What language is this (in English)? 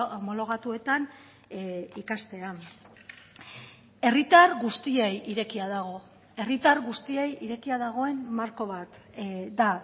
Basque